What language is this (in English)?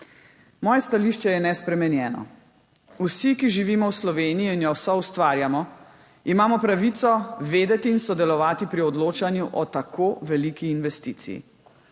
Slovenian